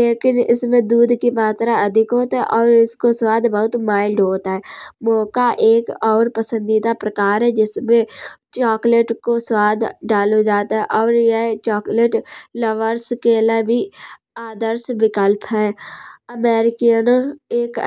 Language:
Kanauji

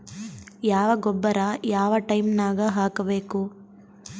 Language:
Kannada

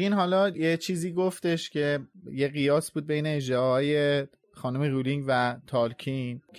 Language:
Persian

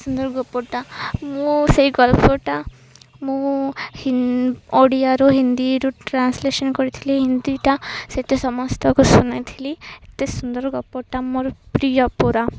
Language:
Odia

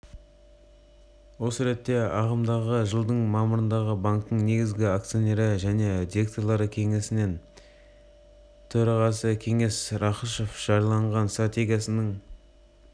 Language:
Kazakh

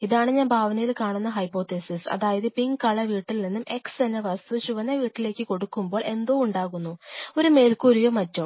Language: Malayalam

